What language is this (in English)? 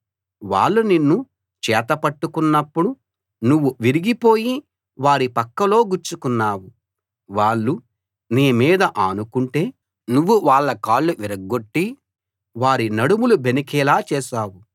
Telugu